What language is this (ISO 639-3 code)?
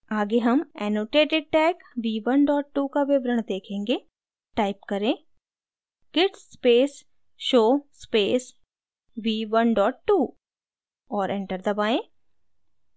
hin